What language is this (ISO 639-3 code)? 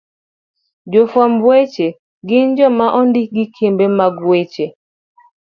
luo